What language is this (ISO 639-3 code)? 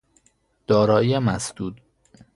fas